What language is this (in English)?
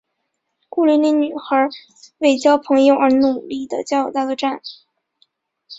Chinese